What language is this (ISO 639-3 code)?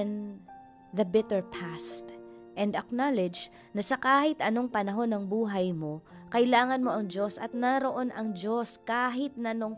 fil